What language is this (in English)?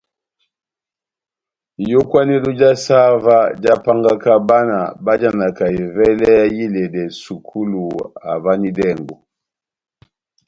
Batanga